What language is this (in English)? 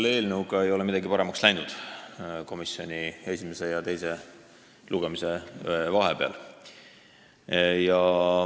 Estonian